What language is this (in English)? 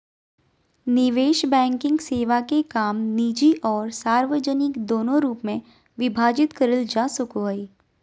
Magahi